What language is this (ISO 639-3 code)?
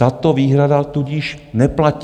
ces